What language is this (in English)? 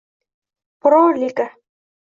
Uzbek